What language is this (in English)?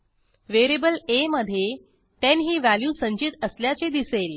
Marathi